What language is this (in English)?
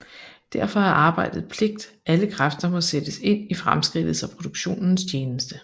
Danish